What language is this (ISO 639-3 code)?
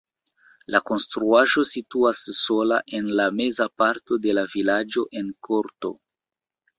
epo